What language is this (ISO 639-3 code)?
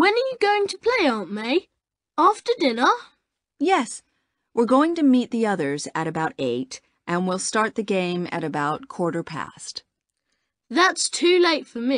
eng